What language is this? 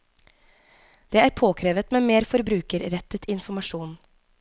Norwegian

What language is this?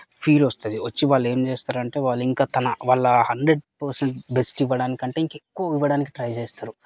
Telugu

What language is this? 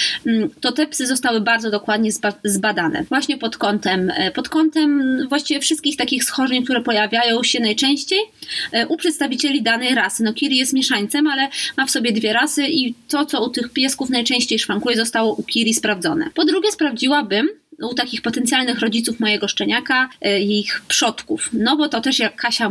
Polish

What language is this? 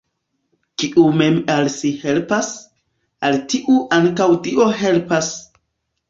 Esperanto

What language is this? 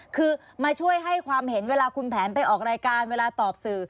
Thai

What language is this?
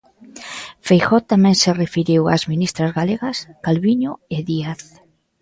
Galician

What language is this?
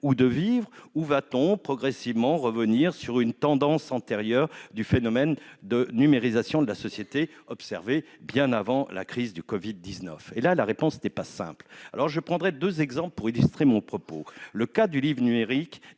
French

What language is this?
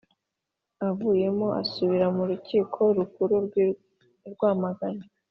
Kinyarwanda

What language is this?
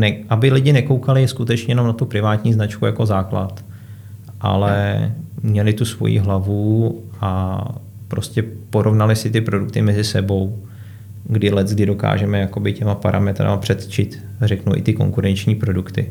Czech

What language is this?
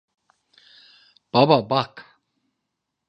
Turkish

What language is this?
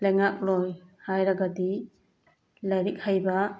Manipuri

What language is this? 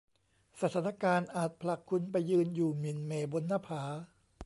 Thai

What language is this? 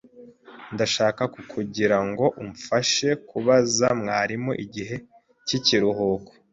Kinyarwanda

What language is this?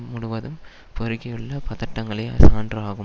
Tamil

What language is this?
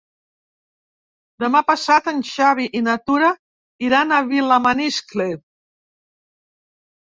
Catalan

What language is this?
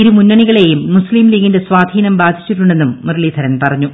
Malayalam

